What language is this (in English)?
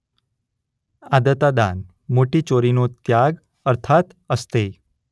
Gujarati